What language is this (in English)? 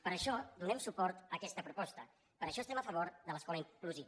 Catalan